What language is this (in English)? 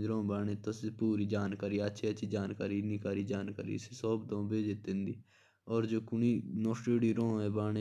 Jaunsari